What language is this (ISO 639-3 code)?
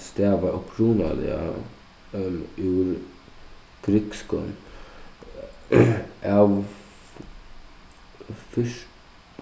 fao